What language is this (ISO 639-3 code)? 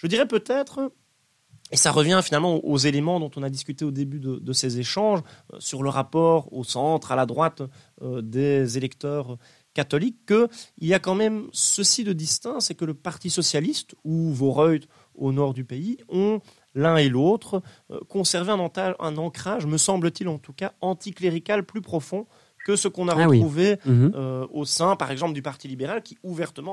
fra